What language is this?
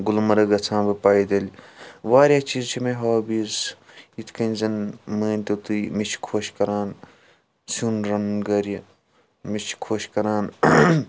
Kashmiri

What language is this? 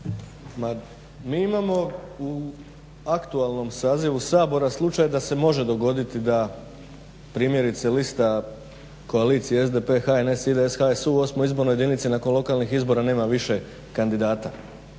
Croatian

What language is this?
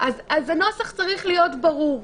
Hebrew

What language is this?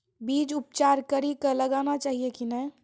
Maithili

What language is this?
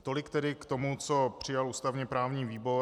Czech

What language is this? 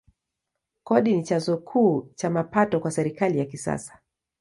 Swahili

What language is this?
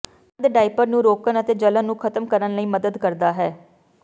Punjabi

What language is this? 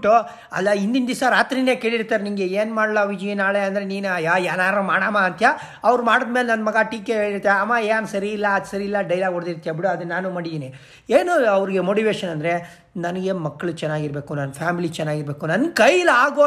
Kannada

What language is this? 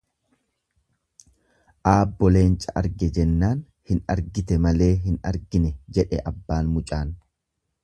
Oromo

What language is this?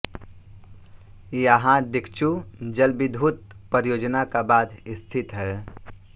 Hindi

